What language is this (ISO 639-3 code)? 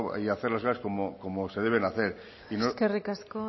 spa